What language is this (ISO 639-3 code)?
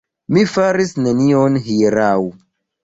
epo